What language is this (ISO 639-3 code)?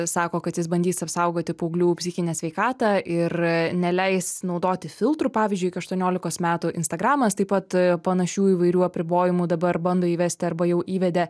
lit